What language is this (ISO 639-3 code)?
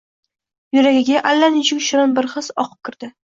uzb